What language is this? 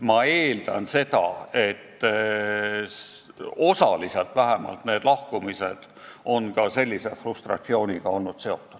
Estonian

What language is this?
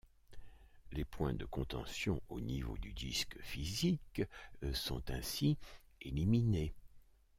French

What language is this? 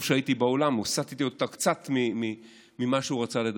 Hebrew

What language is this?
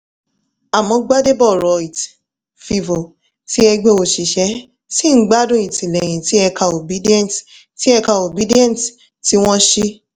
Yoruba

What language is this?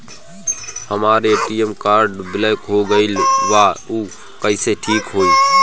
Bhojpuri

